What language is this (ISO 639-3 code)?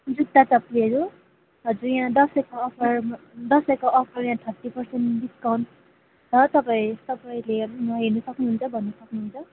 nep